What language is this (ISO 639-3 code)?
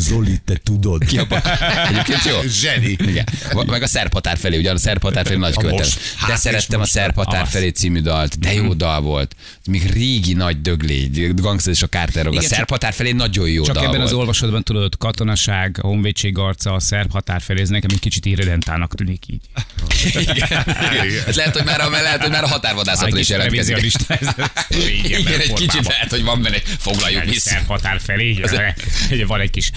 hun